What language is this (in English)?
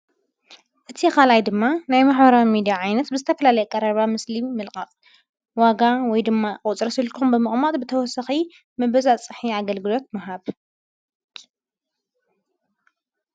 Tigrinya